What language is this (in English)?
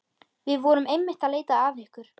Icelandic